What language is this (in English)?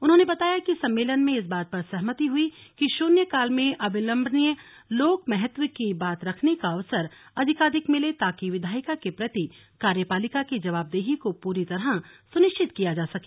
Hindi